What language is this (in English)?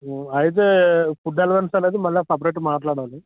Telugu